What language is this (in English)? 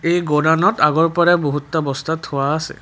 Assamese